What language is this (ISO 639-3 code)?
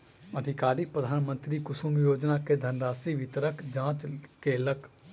mai